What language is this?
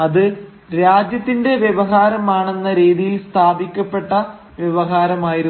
Malayalam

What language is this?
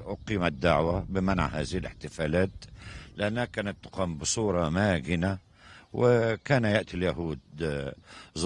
Arabic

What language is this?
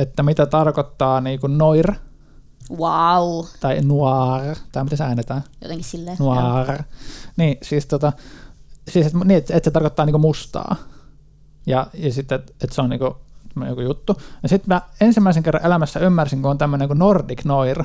Finnish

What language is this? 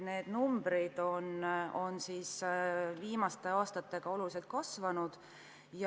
Estonian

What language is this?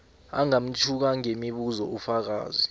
South Ndebele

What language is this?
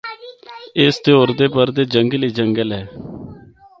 Northern Hindko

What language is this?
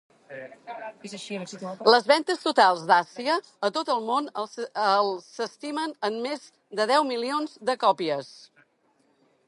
Catalan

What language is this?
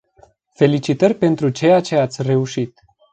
Romanian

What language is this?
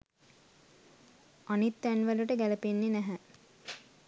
Sinhala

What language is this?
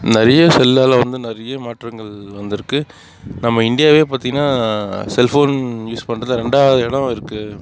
Tamil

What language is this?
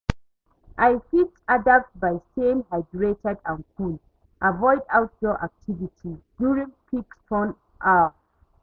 Nigerian Pidgin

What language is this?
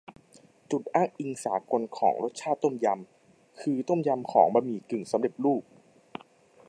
Thai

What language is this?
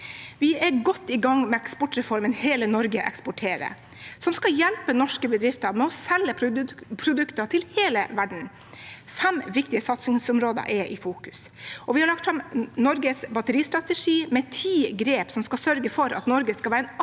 Norwegian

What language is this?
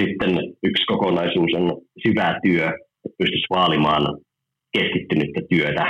Finnish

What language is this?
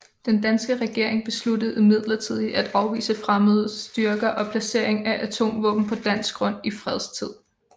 Danish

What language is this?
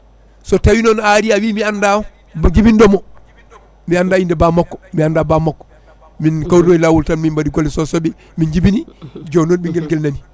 Fula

